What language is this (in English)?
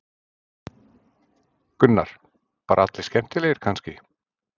Icelandic